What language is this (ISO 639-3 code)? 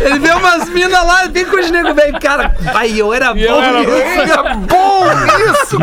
por